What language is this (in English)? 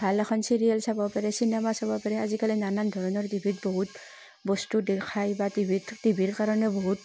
Assamese